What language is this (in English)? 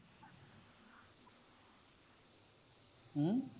Punjabi